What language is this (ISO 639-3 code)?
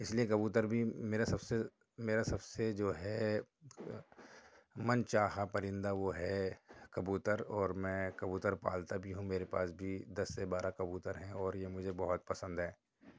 urd